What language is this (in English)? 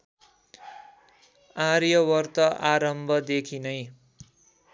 Nepali